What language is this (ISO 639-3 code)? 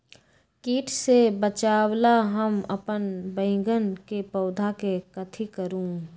mag